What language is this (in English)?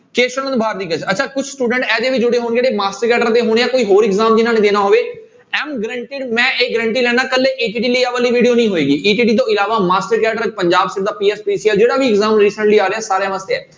Punjabi